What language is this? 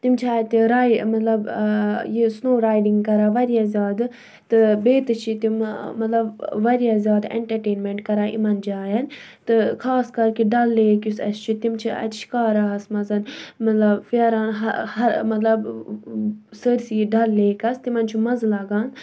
Kashmiri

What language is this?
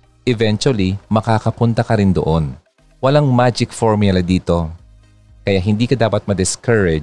Filipino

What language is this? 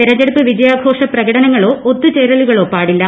Malayalam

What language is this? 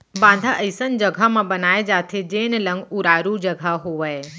Chhattisgarhi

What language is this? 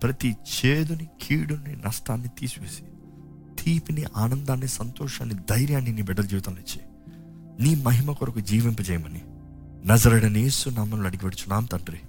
Telugu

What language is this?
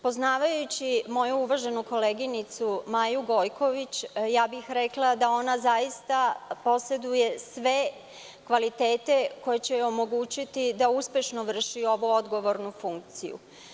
Serbian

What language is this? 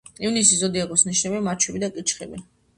Georgian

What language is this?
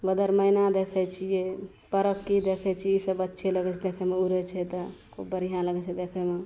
Maithili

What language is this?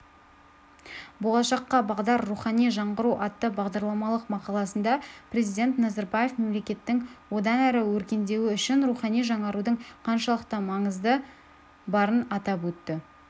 Kazakh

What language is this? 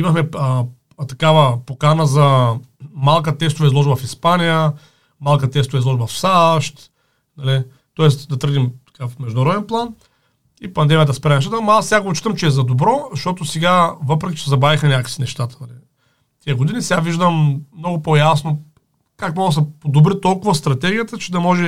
Bulgarian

